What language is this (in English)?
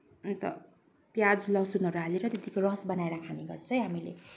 Nepali